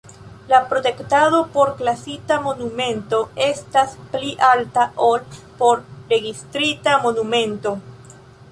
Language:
Esperanto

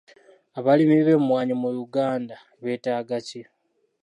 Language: Ganda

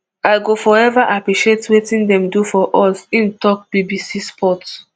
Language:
Nigerian Pidgin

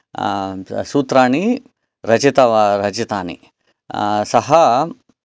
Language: Sanskrit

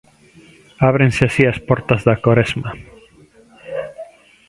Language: Galician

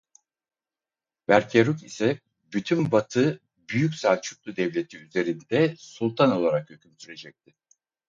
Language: Turkish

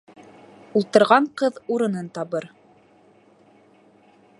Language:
Bashkir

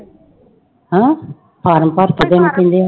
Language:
Punjabi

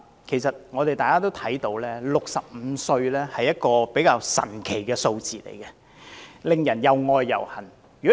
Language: Cantonese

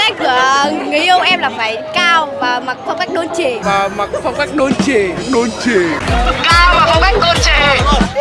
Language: Vietnamese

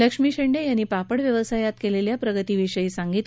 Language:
Marathi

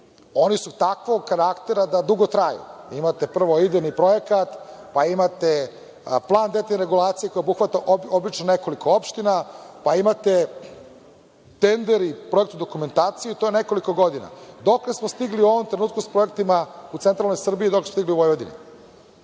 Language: Serbian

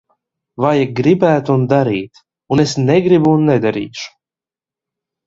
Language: Latvian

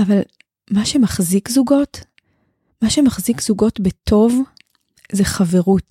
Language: Hebrew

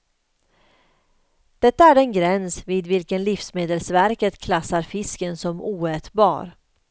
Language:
Swedish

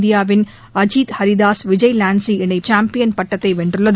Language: Tamil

